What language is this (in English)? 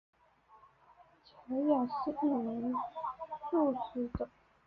Chinese